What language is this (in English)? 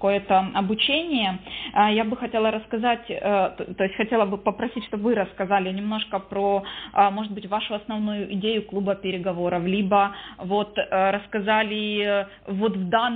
Russian